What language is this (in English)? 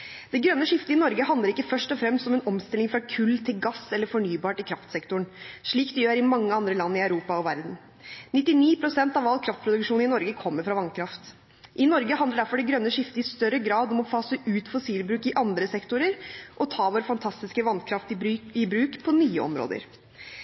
Norwegian Bokmål